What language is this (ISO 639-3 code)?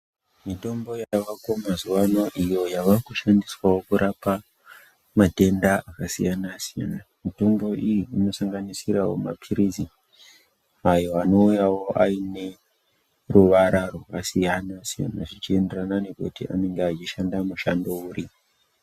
ndc